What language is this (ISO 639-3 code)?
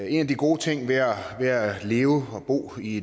dan